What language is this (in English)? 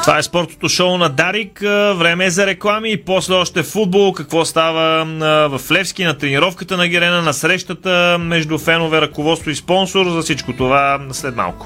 Bulgarian